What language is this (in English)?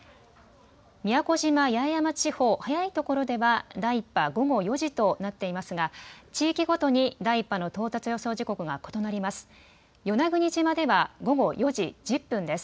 Japanese